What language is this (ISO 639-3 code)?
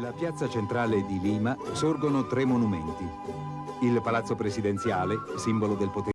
ita